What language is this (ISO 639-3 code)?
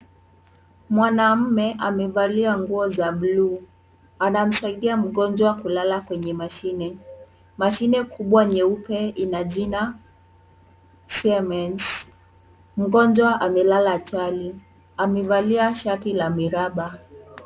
swa